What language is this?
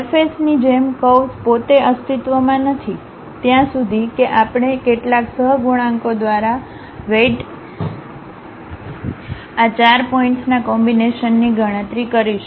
Gujarati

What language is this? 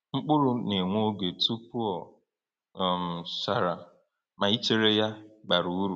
Igbo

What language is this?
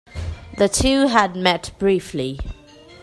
English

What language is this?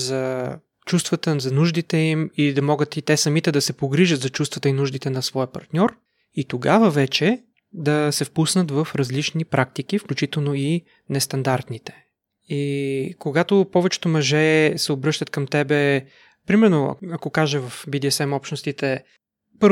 Bulgarian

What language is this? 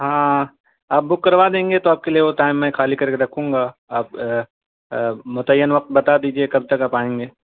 Urdu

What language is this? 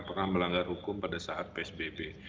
Indonesian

